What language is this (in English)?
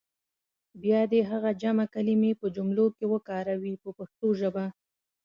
Pashto